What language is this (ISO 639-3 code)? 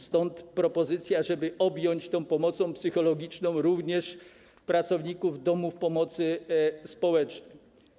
pol